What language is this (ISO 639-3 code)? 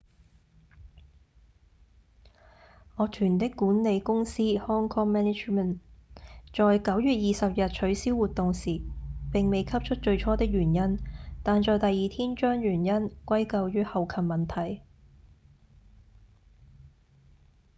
yue